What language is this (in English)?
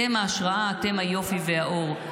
Hebrew